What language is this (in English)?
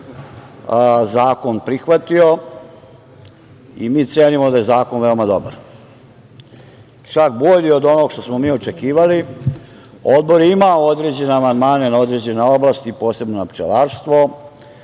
Serbian